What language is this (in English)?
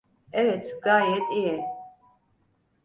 Turkish